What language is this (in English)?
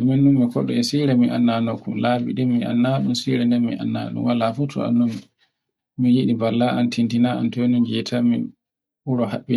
Borgu Fulfulde